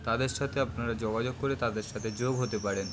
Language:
Bangla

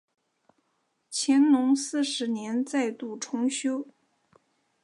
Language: Chinese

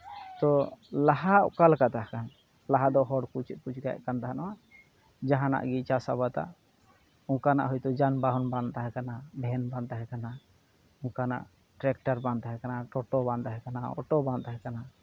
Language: Santali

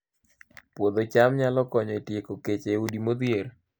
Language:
Luo (Kenya and Tanzania)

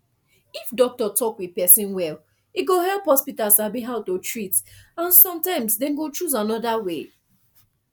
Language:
Nigerian Pidgin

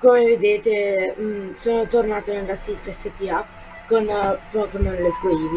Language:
Italian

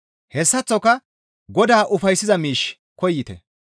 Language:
Gamo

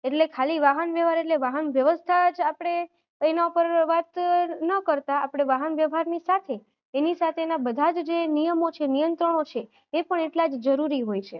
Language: Gujarati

